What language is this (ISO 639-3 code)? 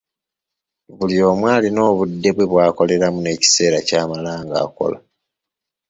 lug